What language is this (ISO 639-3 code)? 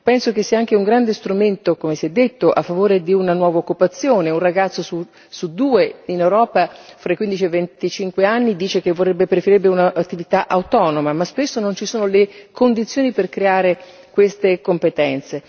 ita